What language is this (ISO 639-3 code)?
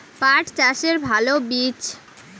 ben